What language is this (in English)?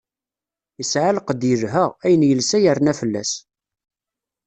Kabyle